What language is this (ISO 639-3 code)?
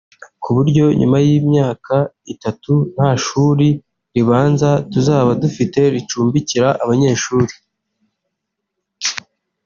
kin